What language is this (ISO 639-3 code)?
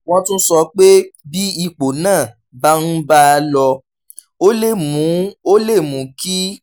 yor